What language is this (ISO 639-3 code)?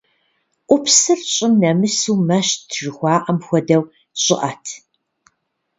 kbd